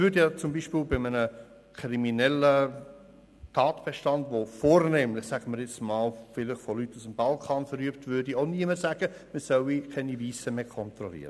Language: Swiss German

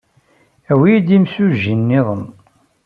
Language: Kabyle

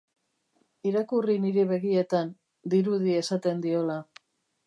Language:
Basque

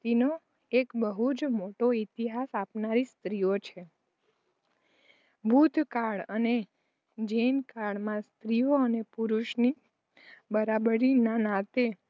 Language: Gujarati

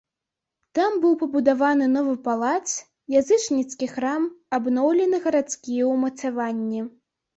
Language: Belarusian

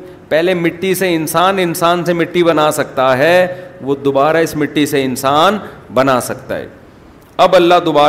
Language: Urdu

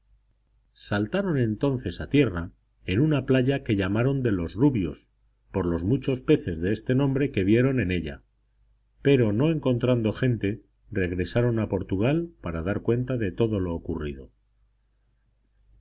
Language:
Spanish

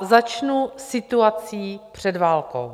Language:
Czech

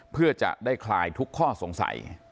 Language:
Thai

